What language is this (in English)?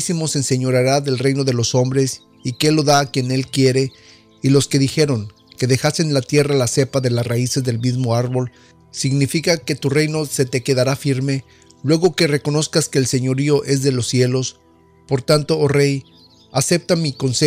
Spanish